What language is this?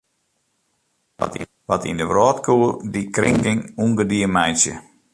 Western Frisian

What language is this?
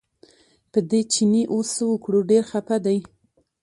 Pashto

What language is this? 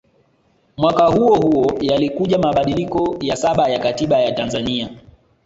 Swahili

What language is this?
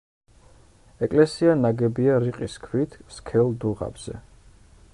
Georgian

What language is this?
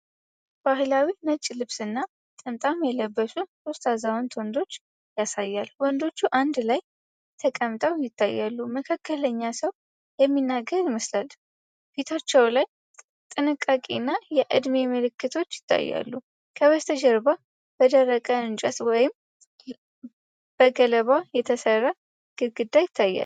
Amharic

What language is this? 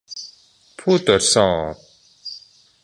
Thai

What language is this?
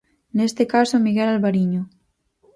Galician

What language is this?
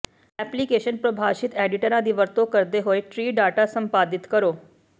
Punjabi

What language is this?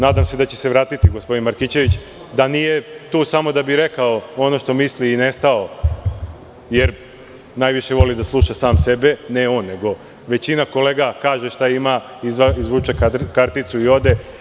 Serbian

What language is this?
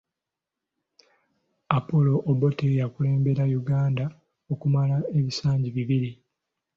Ganda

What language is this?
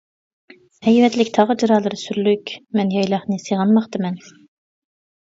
Uyghur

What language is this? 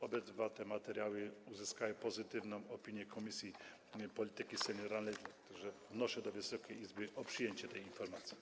Polish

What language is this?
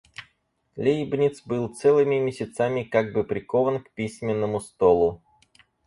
Russian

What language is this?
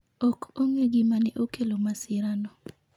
Luo (Kenya and Tanzania)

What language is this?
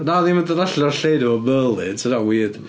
Welsh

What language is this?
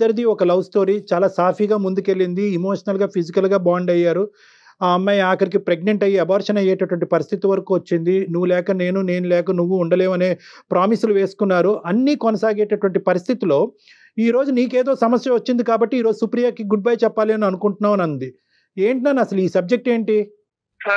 Telugu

